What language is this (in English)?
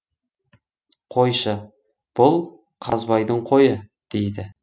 Kazakh